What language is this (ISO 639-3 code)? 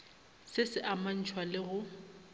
nso